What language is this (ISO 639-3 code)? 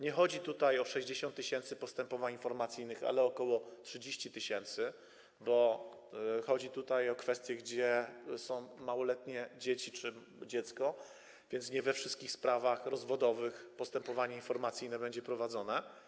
pol